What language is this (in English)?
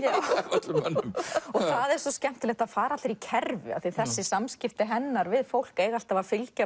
Icelandic